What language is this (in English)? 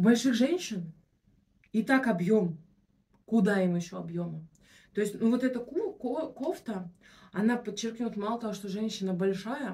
Russian